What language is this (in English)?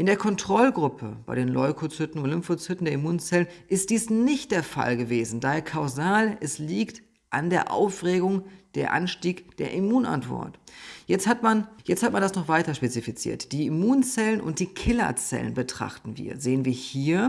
German